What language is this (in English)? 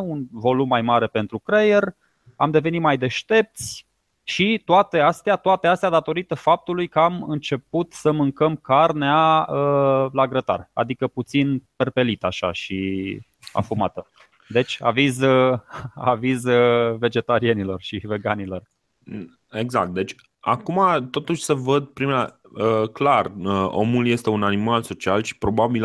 Romanian